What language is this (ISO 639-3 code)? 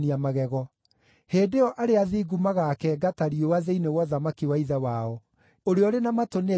kik